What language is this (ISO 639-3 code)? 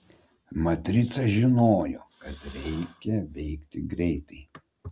lit